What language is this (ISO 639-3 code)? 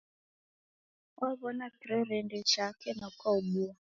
dav